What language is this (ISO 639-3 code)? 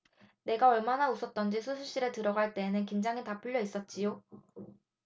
kor